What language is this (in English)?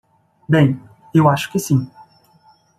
Portuguese